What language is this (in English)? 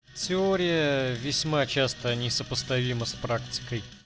Russian